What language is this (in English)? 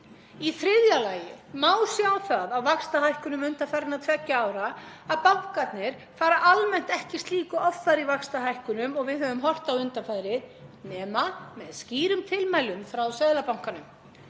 Icelandic